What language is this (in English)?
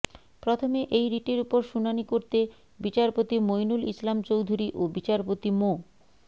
Bangla